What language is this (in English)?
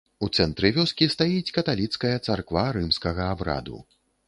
Belarusian